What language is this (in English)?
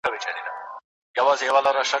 Pashto